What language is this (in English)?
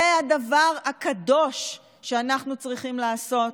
Hebrew